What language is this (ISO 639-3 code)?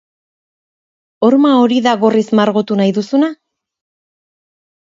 eus